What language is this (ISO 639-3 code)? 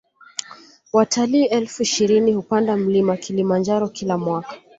swa